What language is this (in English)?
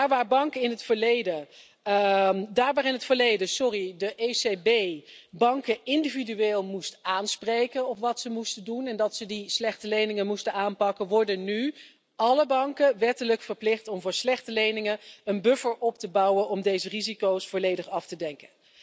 Dutch